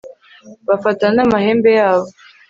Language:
Kinyarwanda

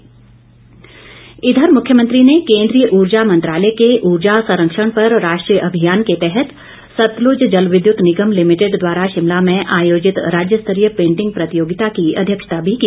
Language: Hindi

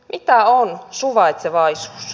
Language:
Finnish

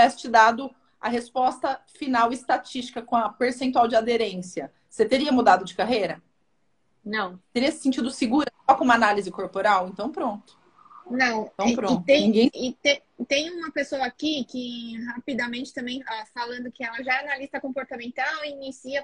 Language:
Portuguese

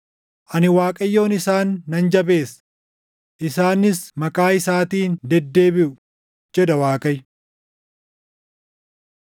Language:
Oromo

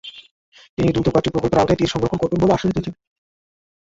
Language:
Bangla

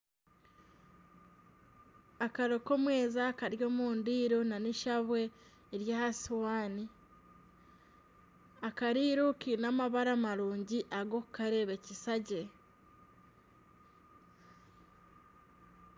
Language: Nyankole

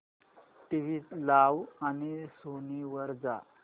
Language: Marathi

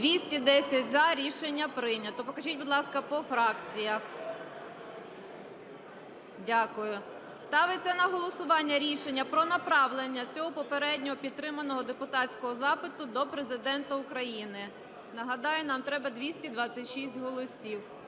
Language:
Ukrainian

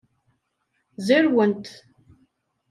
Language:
Kabyle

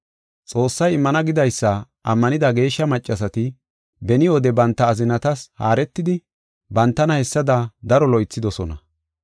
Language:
Gofa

